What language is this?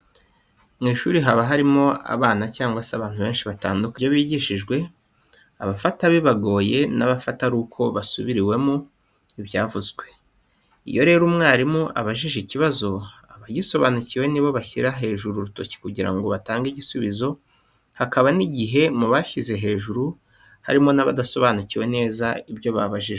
Kinyarwanda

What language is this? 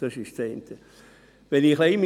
Swiss German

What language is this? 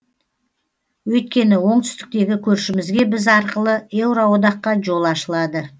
Kazakh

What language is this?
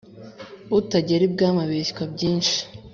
Kinyarwanda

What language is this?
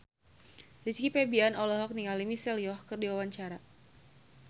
Sundanese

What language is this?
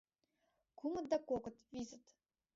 Mari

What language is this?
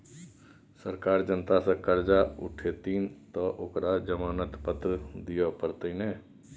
Maithili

